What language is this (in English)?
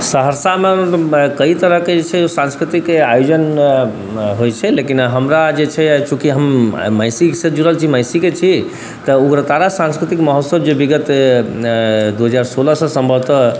Maithili